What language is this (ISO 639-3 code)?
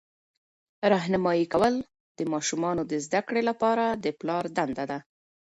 pus